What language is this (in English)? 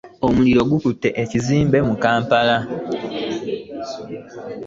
Ganda